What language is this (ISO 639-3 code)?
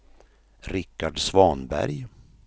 swe